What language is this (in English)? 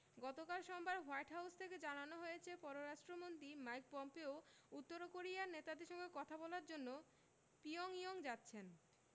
Bangla